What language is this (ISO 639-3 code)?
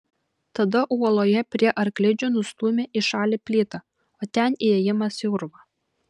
lit